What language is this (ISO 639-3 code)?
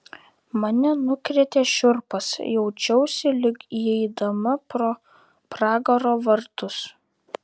lit